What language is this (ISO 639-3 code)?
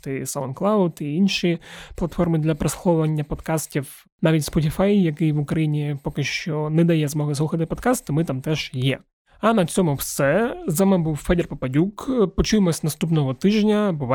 ukr